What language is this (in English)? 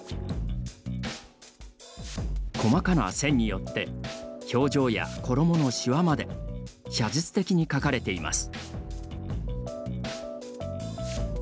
Japanese